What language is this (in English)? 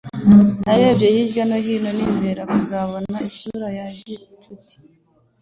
Kinyarwanda